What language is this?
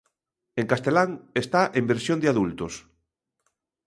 Galician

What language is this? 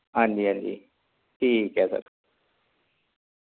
Dogri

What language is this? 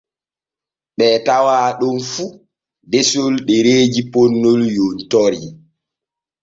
Borgu Fulfulde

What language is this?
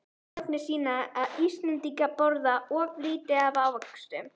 Icelandic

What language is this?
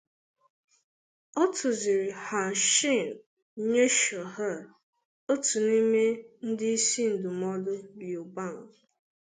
Igbo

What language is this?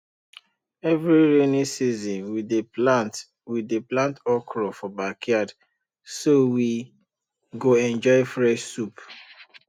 Nigerian Pidgin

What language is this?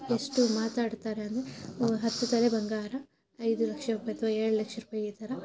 Kannada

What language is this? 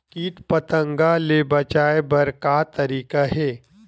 Chhattisgarhi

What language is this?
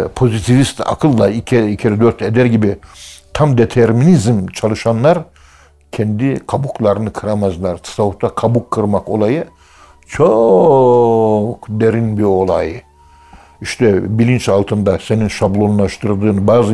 Turkish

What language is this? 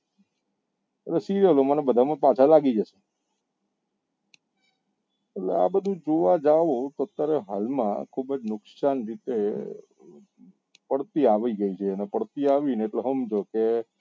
Gujarati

